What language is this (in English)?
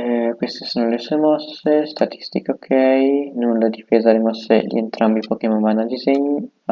Italian